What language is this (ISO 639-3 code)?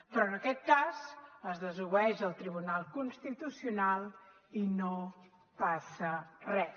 cat